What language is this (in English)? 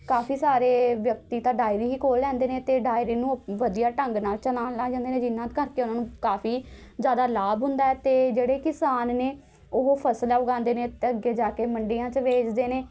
Punjabi